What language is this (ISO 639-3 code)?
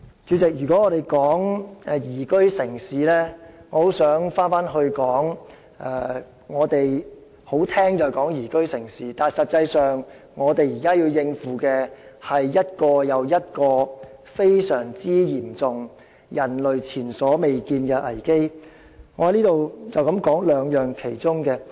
yue